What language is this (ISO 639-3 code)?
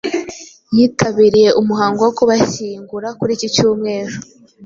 kin